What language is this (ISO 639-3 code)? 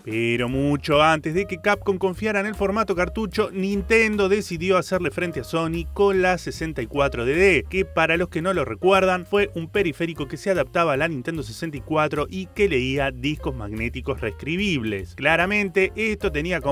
spa